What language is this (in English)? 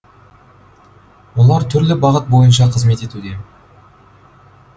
Kazakh